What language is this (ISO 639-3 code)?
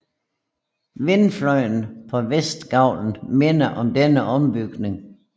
dan